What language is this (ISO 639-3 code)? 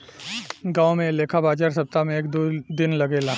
bho